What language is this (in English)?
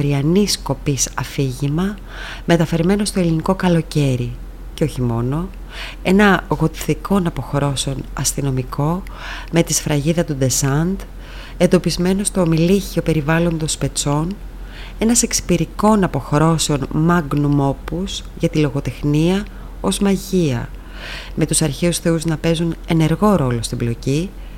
Greek